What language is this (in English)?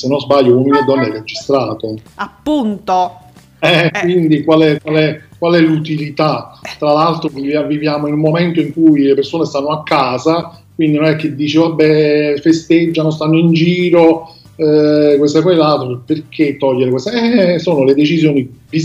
Italian